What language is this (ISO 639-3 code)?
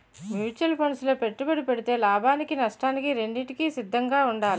tel